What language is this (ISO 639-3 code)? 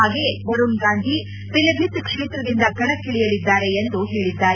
kan